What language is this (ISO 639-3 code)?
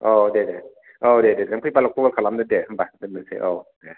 brx